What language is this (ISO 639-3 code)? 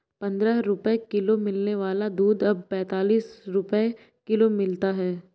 hin